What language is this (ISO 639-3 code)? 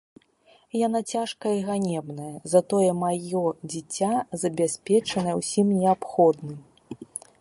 bel